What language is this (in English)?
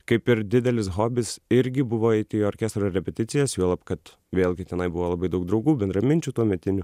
Lithuanian